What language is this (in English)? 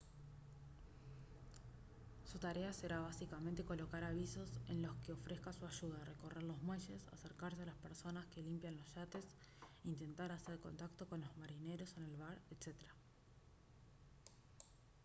Spanish